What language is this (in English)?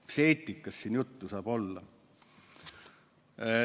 Estonian